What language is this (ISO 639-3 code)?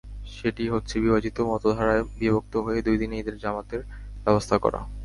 ben